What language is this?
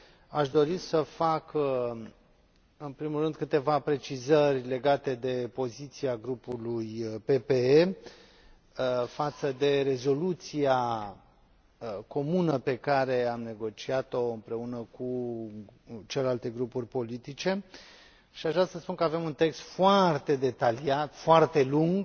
Romanian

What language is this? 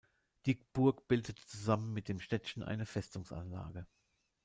German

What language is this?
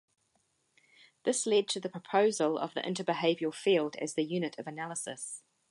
English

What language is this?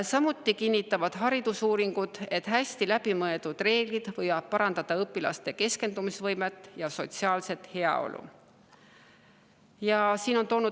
Estonian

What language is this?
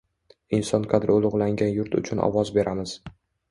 Uzbek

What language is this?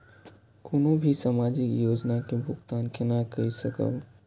Maithili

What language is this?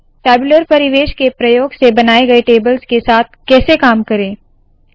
Hindi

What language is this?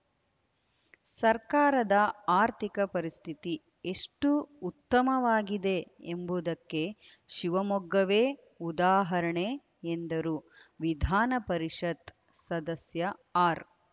Kannada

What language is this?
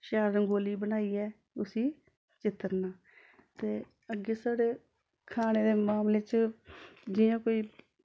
Dogri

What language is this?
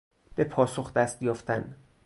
Persian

